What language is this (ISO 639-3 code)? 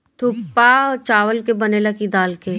bho